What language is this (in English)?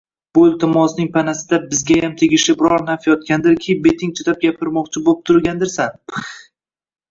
Uzbek